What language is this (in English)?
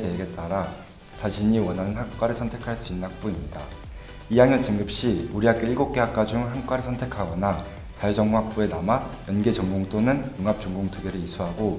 Korean